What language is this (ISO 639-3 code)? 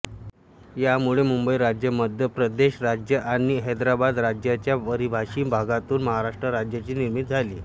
mar